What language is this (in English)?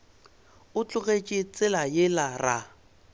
Northern Sotho